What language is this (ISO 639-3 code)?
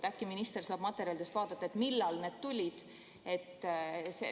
est